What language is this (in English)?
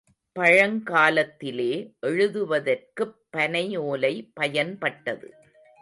Tamil